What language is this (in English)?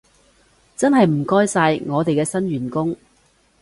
Cantonese